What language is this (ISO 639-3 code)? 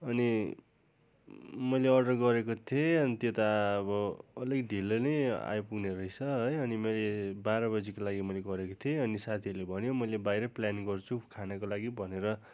nep